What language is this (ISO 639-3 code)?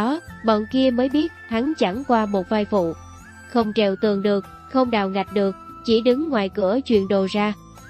vie